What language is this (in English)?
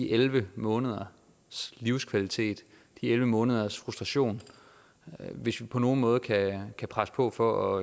Danish